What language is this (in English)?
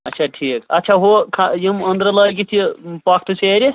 Kashmiri